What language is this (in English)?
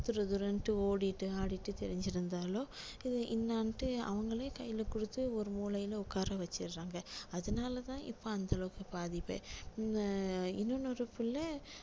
Tamil